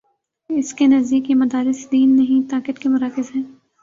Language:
Urdu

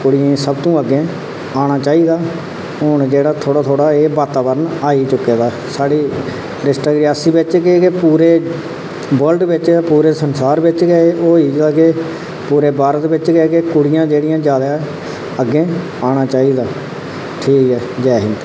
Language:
Dogri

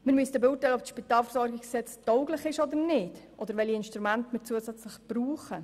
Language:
Swiss German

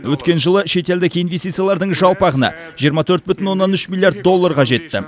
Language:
Kazakh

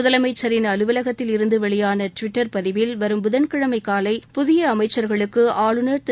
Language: Tamil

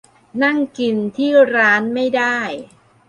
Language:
Thai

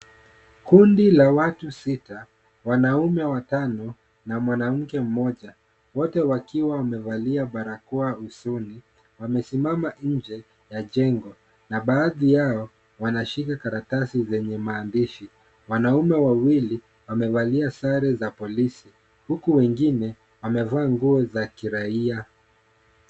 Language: Swahili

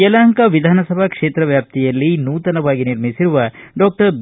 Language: Kannada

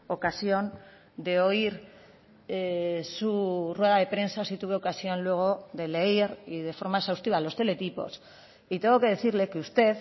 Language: Spanish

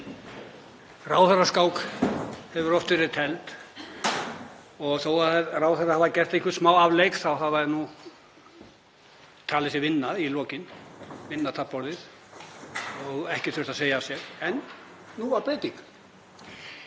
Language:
Icelandic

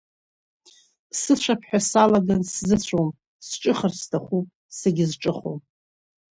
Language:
Abkhazian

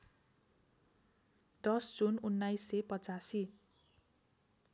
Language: Nepali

